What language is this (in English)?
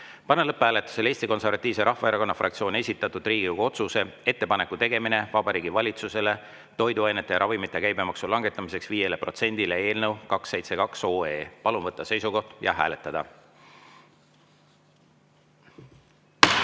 Estonian